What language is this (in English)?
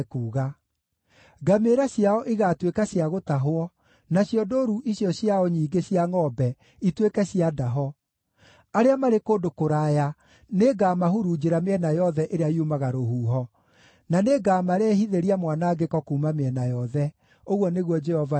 Kikuyu